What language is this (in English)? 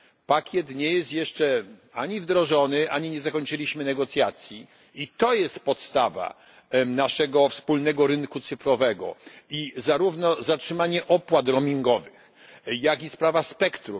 Polish